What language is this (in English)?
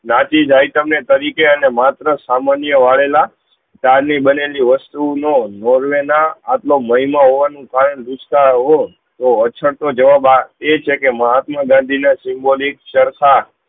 Gujarati